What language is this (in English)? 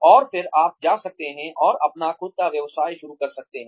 Hindi